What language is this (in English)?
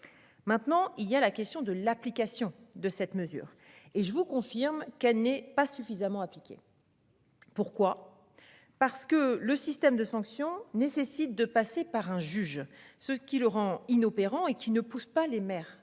French